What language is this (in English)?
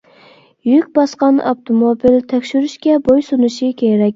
Uyghur